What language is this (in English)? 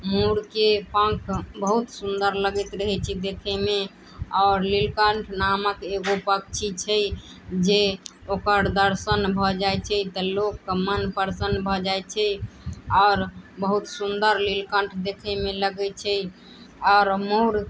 Maithili